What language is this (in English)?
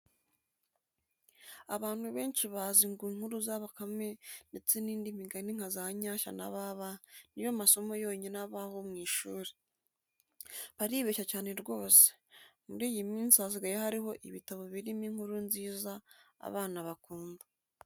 Kinyarwanda